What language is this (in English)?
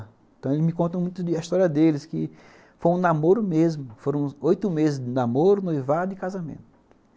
Portuguese